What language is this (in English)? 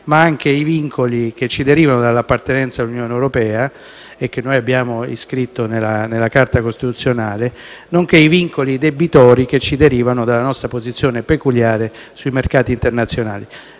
Italian